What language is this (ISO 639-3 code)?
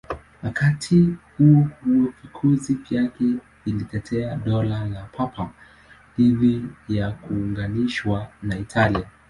swa